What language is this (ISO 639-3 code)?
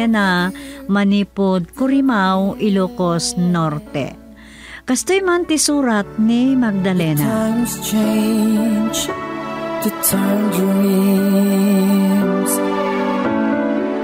fil